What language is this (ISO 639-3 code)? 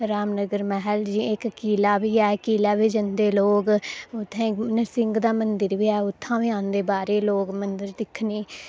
doi